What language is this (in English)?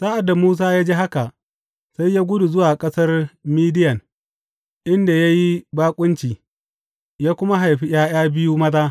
Hausa